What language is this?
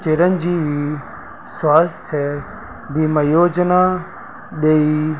Sindhi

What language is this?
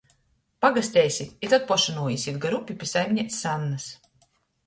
Latgalian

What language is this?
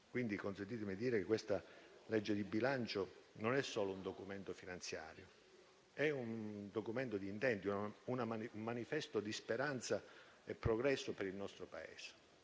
Italian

